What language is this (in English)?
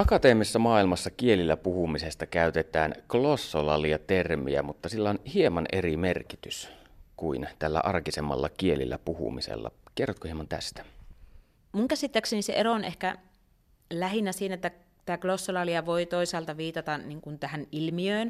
Finnish